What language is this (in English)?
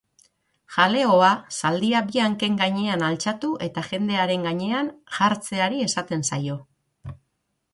Basque